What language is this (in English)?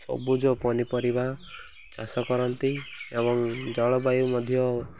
Odia